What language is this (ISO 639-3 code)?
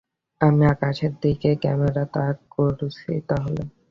ben